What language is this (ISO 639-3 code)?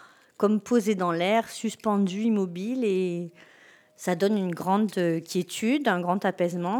fra